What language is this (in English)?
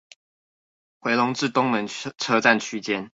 Chinese